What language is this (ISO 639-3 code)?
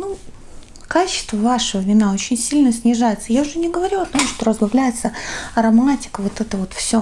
rus